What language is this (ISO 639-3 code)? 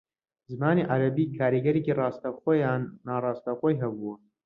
ckb